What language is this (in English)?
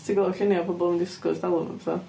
Welsh